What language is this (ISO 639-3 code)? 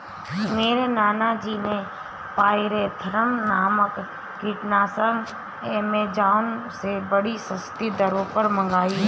hin